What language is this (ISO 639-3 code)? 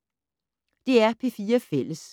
dan